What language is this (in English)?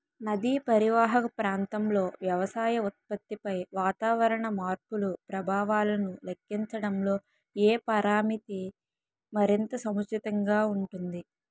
Telugu